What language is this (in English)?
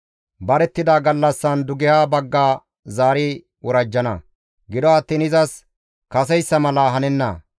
Gamo